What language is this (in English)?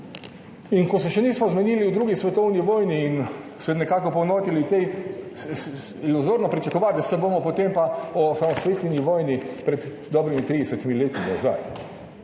Slovenian